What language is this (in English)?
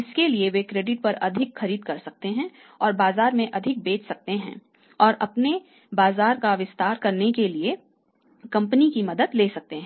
Hindi